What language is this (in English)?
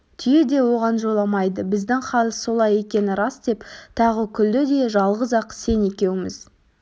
Kazakh